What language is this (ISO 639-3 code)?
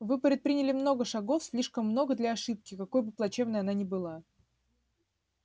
rus